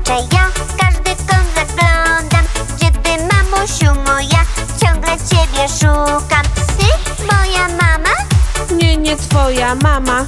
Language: Polish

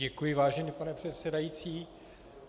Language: Czech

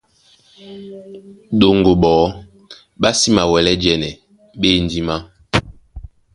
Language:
Duala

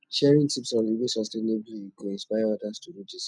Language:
Nigerian Pidgin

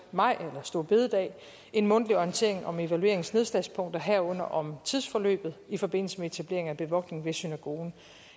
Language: Danish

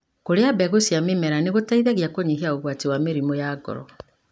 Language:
Kikuyu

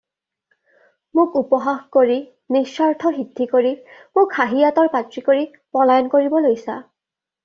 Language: Assamese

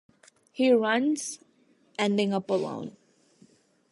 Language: English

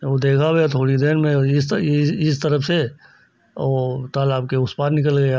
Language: Hindi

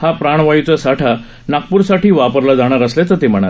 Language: Marathi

